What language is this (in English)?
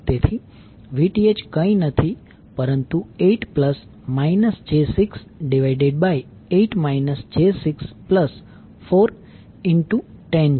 Gujarati